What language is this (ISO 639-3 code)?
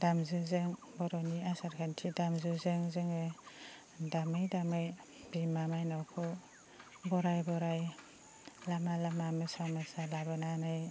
brx